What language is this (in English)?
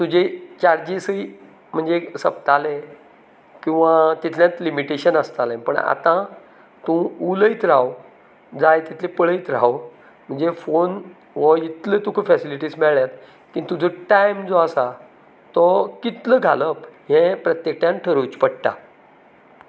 Konkani